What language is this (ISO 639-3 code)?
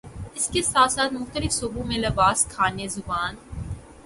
urd